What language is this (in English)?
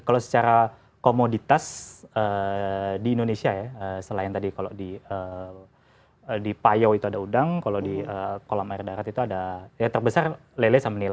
Indonesian